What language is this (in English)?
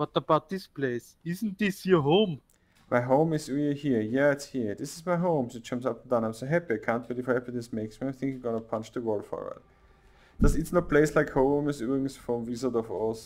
German